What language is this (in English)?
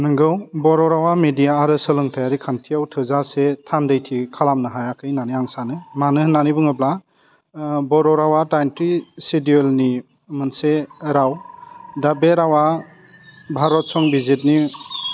Bodo